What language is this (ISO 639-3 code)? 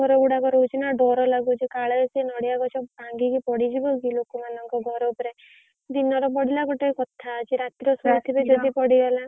ori